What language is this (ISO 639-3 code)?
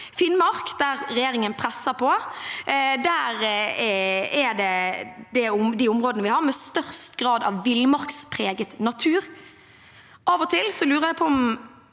nor